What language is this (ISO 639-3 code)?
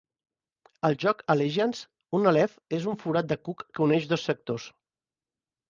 cat